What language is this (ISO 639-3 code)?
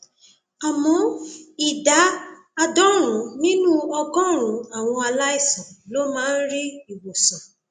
yor